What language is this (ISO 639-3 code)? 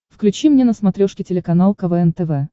rus